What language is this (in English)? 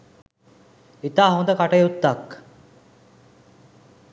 Sinhala